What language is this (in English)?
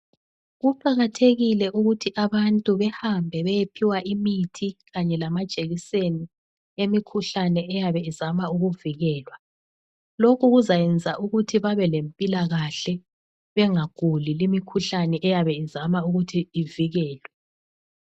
North Ndebele